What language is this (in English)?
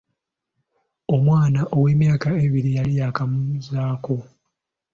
Ganda